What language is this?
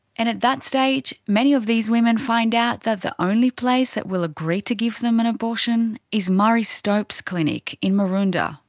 English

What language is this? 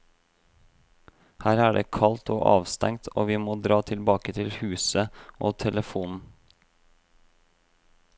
Norwegian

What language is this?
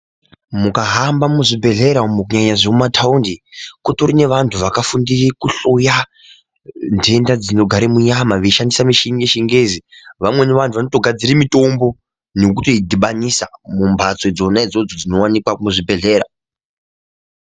Ndau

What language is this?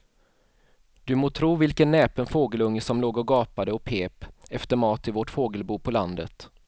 Swedish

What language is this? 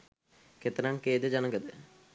Sinhala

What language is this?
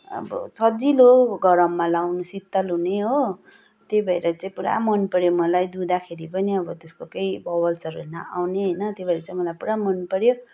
Nepali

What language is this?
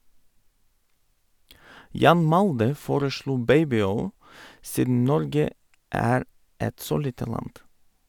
Norwegian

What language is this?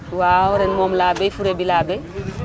Wolof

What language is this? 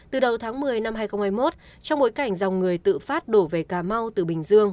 Vietnamese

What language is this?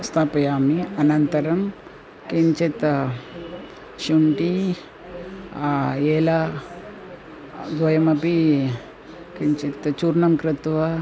Sanskrit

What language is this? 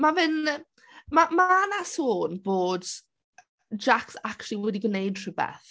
Welsh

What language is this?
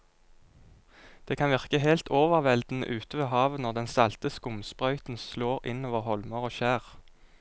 Norwegian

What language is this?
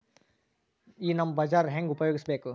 Kannada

